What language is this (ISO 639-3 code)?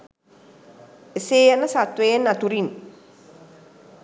sin